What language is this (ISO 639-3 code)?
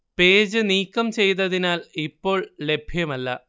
mal